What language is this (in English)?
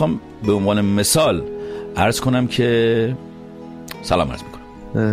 Persian